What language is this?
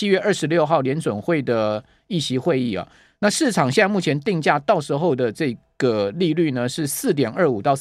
Chinese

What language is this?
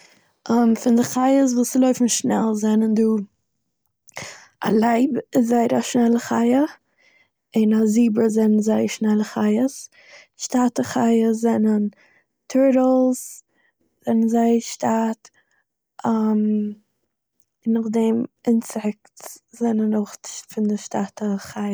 Yiddish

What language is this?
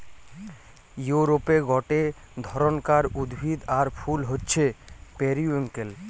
Bangla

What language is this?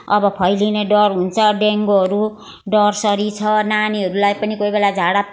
Nepali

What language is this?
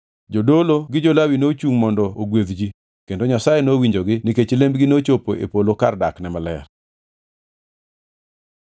Luo (Kenya and Tanzania)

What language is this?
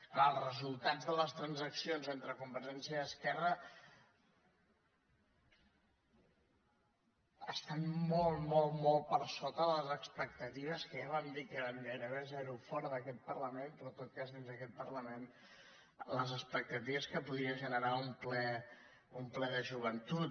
Catalan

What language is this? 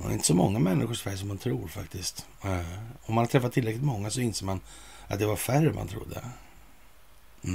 Swedish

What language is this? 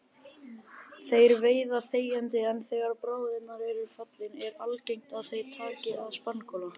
Icelandic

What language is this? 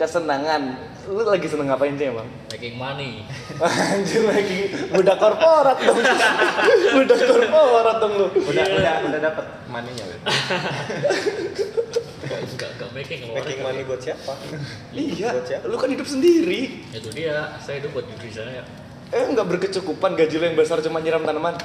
Indonesian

